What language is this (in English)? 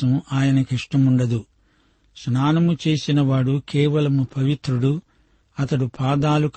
Telugu